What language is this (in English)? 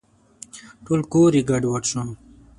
Pashto